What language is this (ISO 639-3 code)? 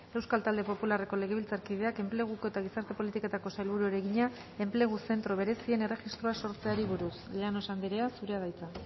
eus